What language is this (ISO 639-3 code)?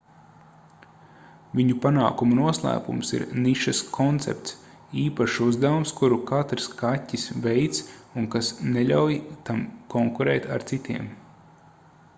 lav